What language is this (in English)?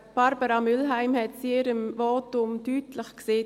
Swiss German